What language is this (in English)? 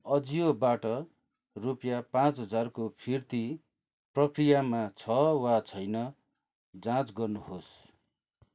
Nepali